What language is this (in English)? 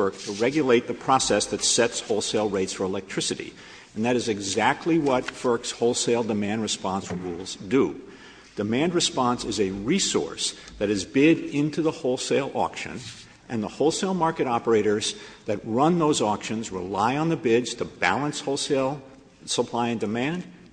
English